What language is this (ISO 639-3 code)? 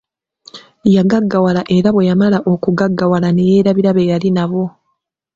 lug